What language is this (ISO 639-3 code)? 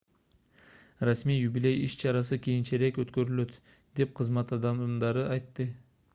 kir